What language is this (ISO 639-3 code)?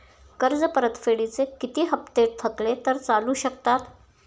mar